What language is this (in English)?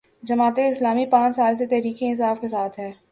Urdu